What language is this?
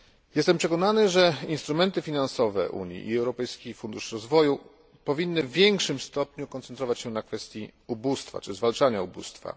Polish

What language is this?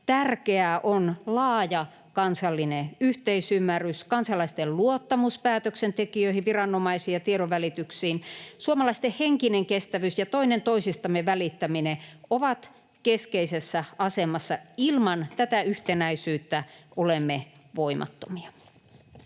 Finnish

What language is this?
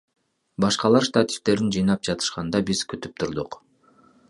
Kyrgyz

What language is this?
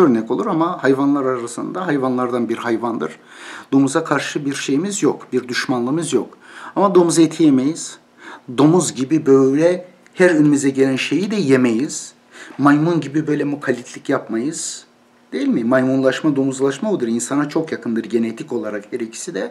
Turkish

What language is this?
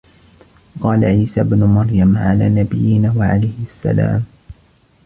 Arabic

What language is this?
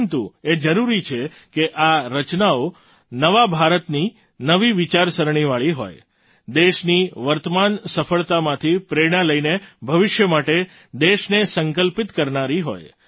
Gujarati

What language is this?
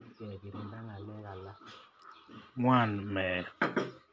Kalenjin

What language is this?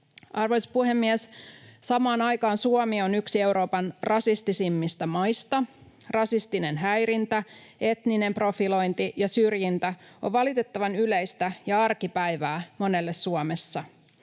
Finnish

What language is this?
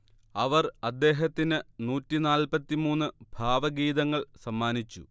Malayalam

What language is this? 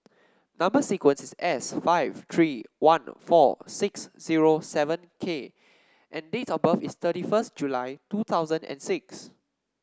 English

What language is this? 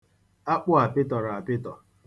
Igbo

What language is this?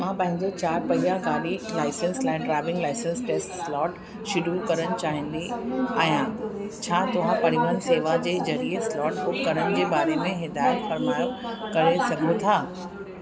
Sindhi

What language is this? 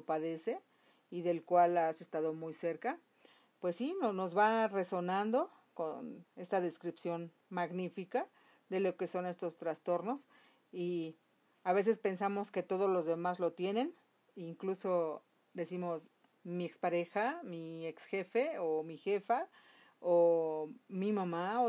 Spanish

